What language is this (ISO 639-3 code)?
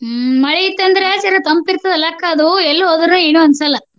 kan